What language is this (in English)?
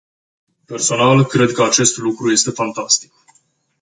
Romanian